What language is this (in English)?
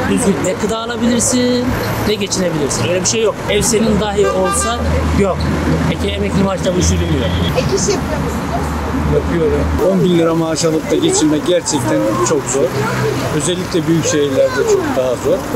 Turkish